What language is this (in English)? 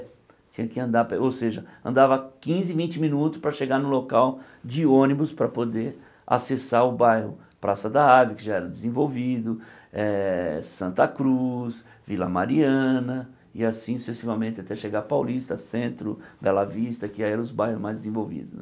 Portuguese